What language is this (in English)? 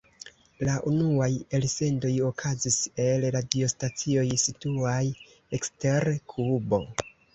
Esperanto